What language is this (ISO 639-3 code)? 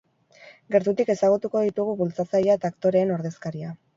eus